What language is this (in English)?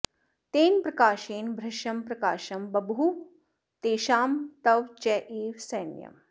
Sanskrit